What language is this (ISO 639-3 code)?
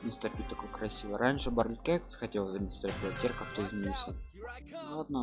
rus